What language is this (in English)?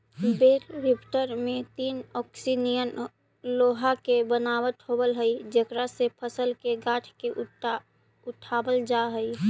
Magahi